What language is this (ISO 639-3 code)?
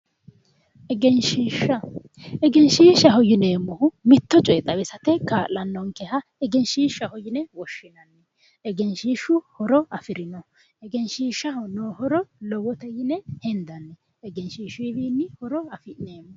sid